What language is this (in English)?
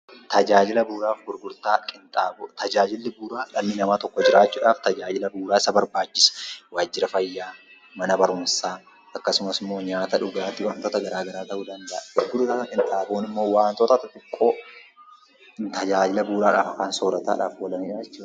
Oromo